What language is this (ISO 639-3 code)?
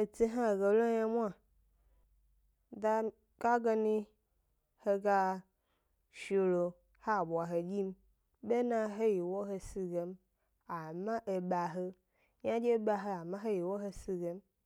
gby